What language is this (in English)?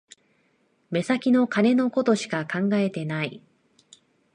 Japanese